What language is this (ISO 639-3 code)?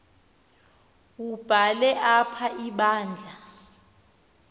xho